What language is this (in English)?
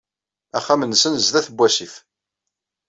Kabyle